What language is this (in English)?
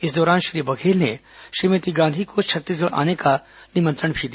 Hindi